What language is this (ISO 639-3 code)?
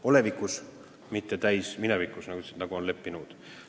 est